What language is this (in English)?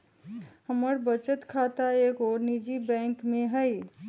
Magahi